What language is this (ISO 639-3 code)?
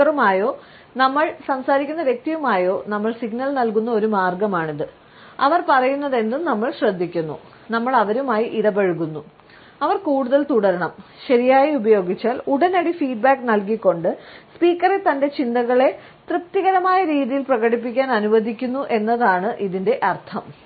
mal